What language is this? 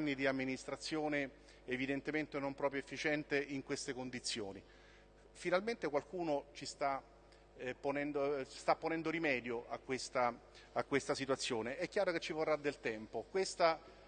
Italian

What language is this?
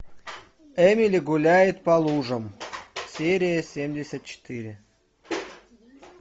Russian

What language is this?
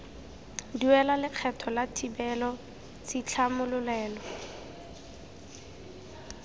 Tswana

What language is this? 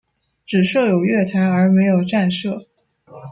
Chinese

